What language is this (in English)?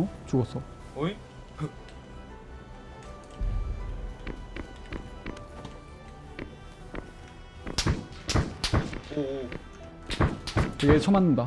Korean